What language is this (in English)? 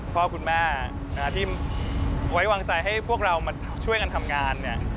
Thai